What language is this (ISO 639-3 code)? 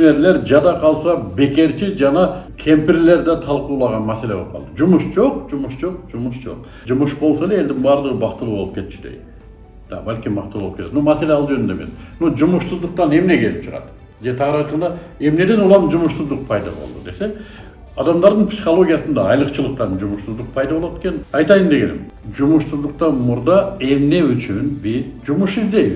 tur